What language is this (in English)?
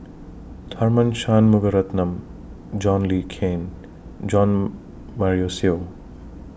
English